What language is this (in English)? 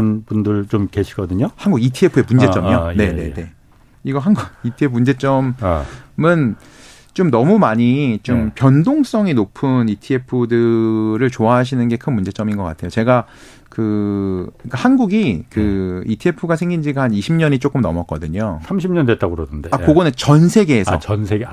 Korean